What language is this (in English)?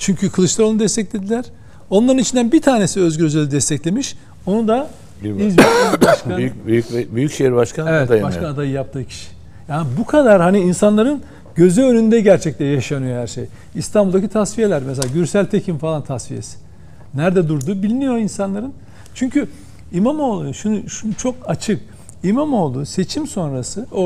Turkish